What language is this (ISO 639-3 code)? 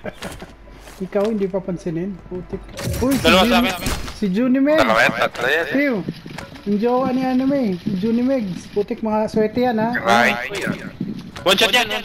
fil